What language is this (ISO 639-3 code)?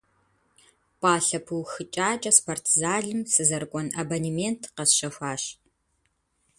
kbd